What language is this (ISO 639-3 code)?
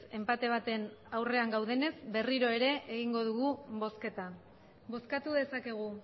eus